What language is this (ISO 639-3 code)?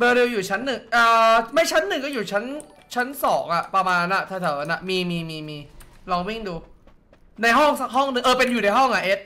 tha